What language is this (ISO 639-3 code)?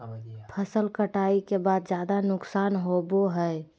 mag